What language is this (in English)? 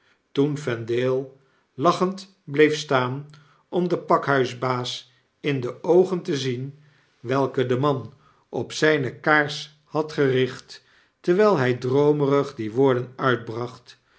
Dutch